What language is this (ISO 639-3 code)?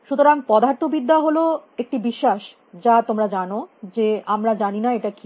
ben